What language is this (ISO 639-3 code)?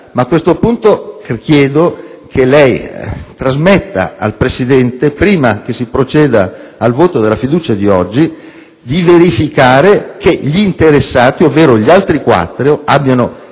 ita